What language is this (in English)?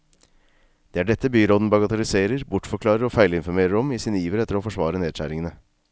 Norwegian